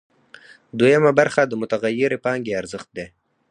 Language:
Pashto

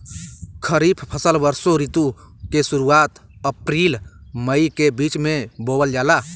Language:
Bhojpuri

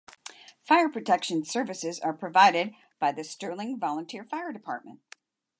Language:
English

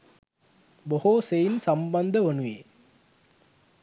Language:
Sinhala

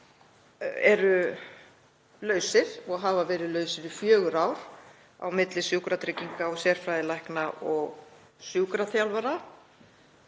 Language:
Icelandic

